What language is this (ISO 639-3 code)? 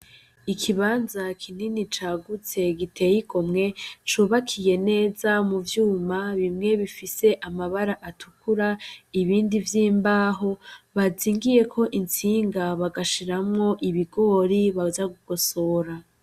run